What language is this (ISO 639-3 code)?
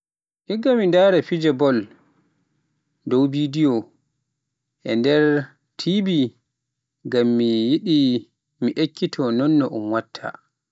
fuf